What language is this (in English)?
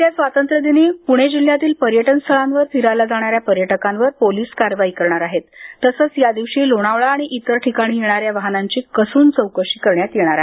Marathi